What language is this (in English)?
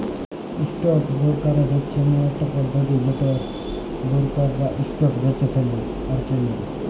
Bangla